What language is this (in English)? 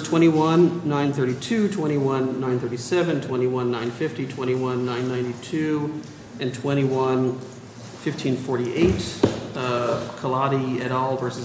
English